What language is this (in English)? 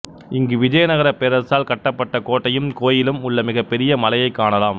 Tamil